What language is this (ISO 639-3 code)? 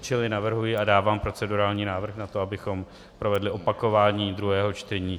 ces